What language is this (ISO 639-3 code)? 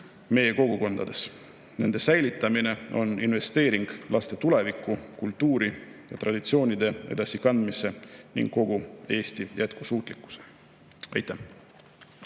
est